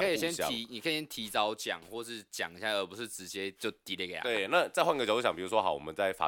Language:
Chinese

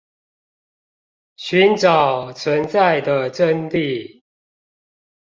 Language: Chinese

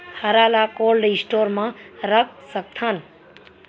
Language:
Chhattisgarhi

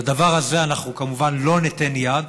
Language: Hebrew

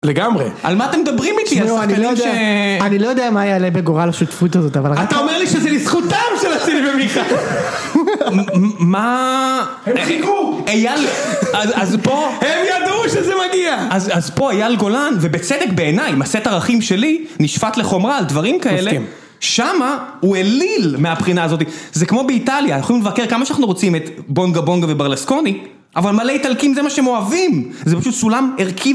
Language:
Hebrew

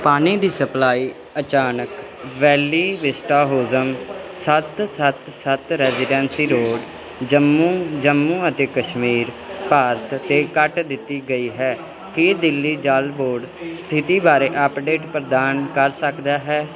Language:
Punjabi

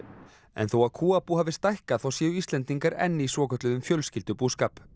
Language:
Icelandic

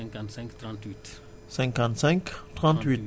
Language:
Wolof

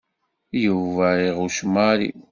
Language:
Kabyle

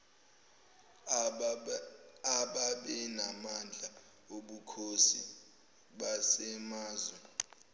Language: Zulu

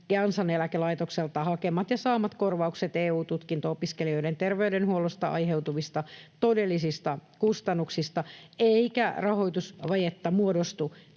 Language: Finnish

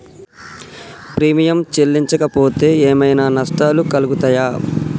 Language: Telugu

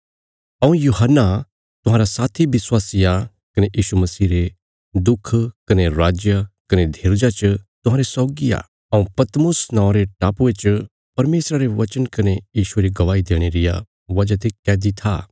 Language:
Bilaspuri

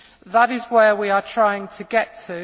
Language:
English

